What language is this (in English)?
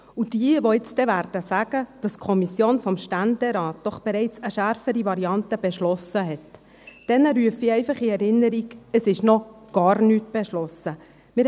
Swiss German